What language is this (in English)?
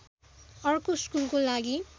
Nepali